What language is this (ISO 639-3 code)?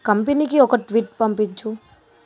tel